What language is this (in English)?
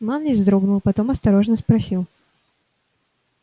Russian